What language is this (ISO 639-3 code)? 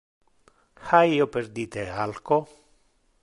ina